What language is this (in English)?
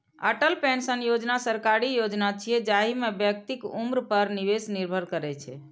Maithili